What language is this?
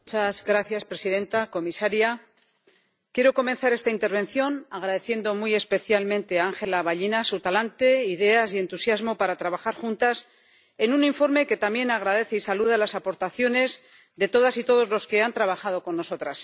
Spanish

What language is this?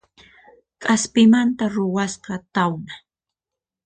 Puno Quechua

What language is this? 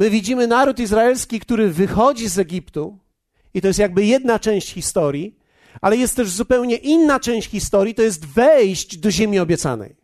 Polish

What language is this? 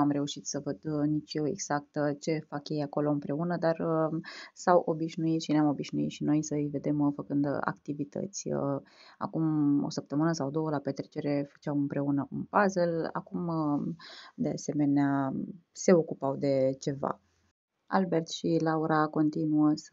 Romanian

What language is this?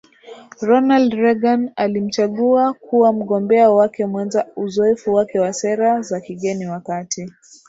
Swahili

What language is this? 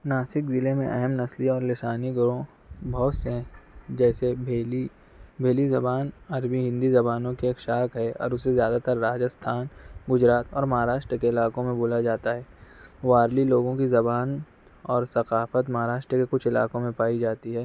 Urdu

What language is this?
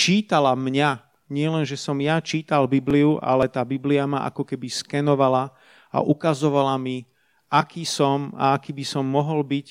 Slovak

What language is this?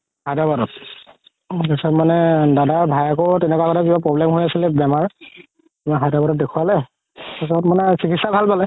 Assamese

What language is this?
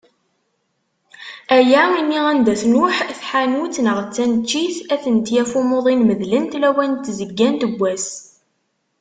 Kabyle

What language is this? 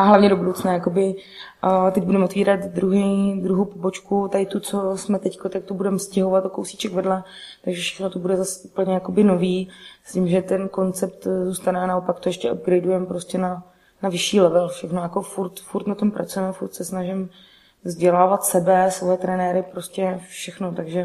Czech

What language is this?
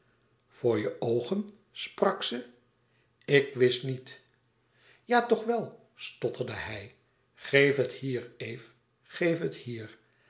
Dutch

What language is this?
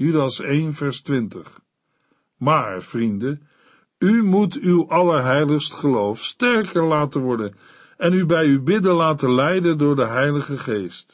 Dutch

